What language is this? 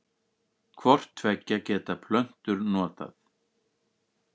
Icelandic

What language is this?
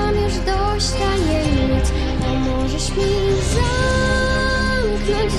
Polish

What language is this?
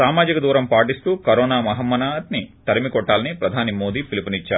Telugu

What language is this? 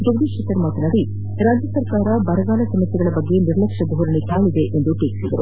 Kannada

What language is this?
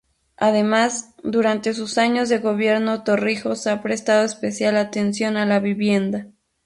Spanish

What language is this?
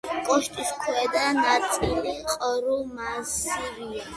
Georgian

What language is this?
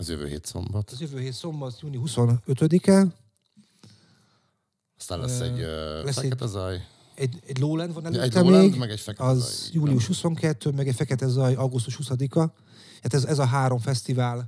Hungarian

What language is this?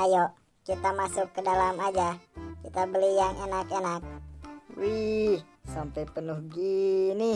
Indonesian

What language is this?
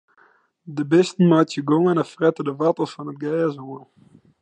Western Frisian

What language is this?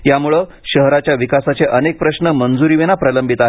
Marathi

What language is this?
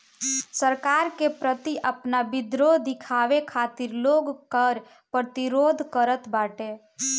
Bhojpuri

